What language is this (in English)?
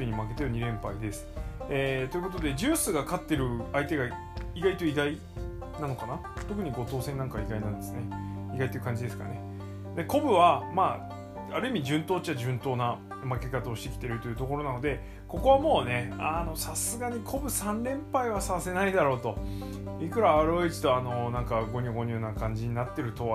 Japanese